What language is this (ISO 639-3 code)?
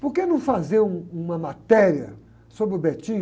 por